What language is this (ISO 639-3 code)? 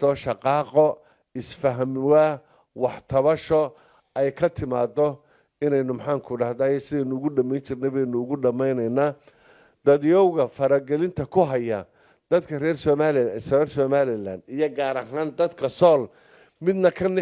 ara